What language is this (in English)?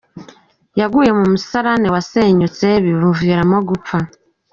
Kinyarwanda